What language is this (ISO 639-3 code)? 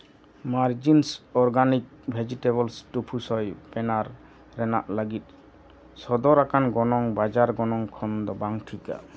sat